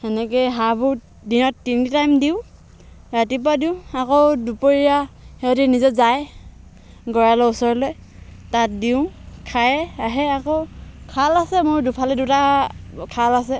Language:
Assamese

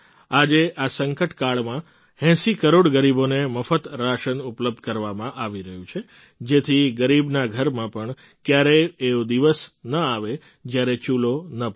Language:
Gujarati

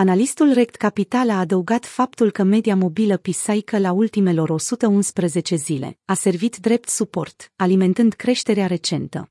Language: Romanian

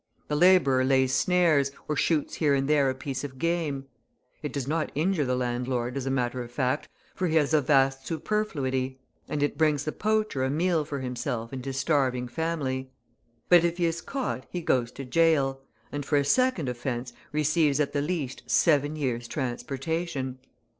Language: English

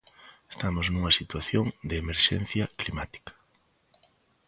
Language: Galician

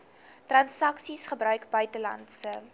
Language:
Afrikaans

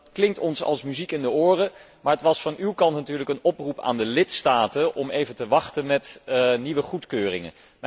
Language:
Dutch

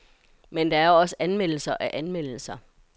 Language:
Danish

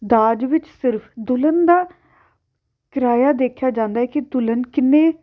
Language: Punjabi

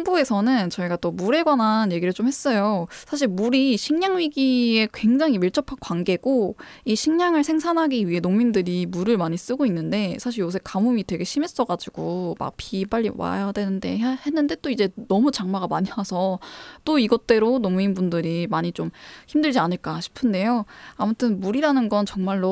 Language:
Korean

